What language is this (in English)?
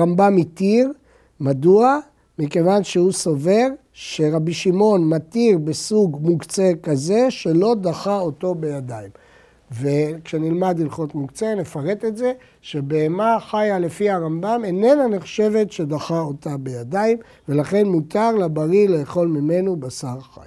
Hebrew